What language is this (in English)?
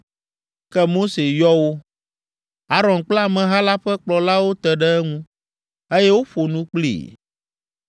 Ewe